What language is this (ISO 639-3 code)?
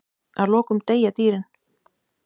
isl